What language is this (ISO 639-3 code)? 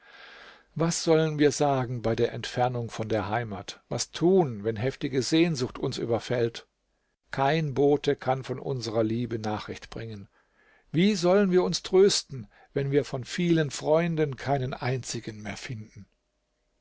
deu